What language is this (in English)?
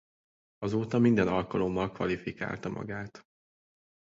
Hungarian